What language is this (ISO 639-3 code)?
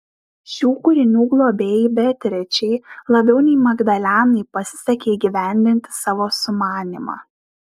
lit